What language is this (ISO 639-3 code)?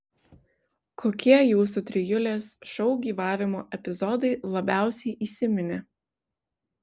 lit